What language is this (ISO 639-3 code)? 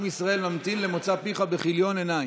heb